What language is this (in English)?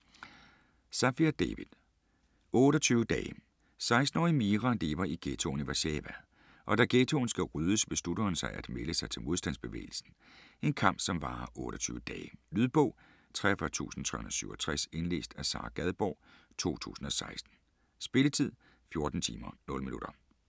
Danish